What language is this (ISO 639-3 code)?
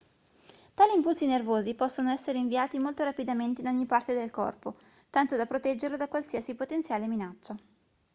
ita